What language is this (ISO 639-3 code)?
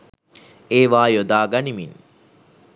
sin